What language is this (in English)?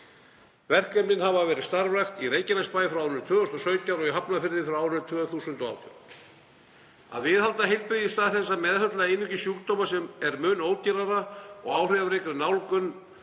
Icelandic